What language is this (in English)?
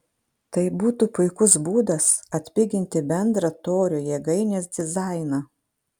Lithuanian